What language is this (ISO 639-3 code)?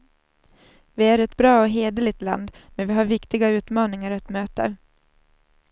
swe